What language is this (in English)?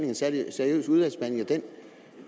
Danish